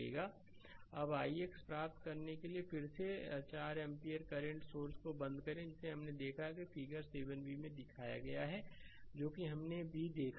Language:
Hindi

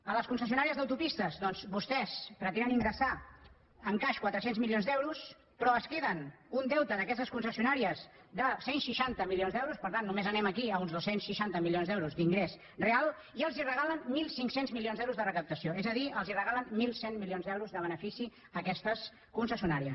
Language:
Catalan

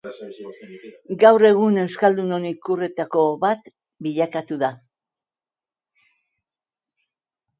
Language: Basque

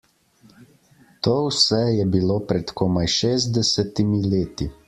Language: Slovenian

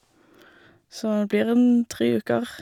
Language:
Norwegian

